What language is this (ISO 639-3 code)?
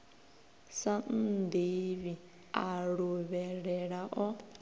ven